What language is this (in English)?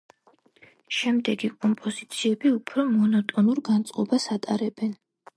Georgian